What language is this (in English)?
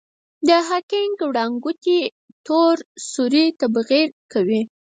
Pashto